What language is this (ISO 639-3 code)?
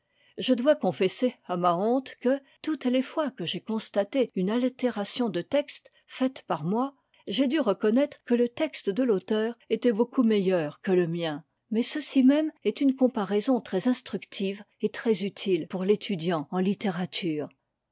fra